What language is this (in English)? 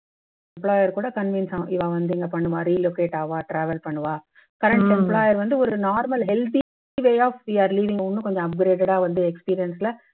Tamil